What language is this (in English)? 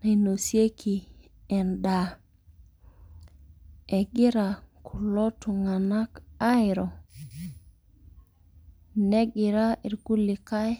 Masai